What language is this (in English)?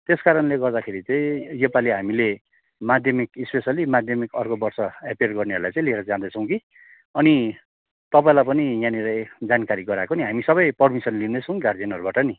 Nepali